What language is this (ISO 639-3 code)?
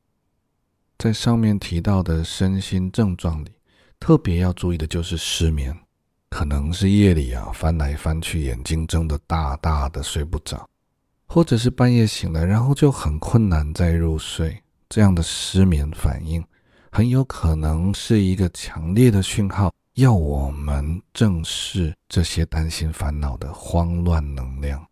zho